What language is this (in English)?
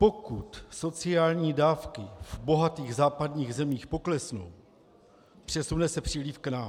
Czech